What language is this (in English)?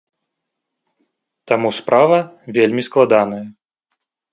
Belarusian